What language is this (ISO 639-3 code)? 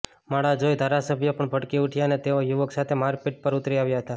guj